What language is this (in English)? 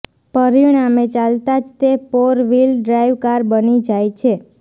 Gujarati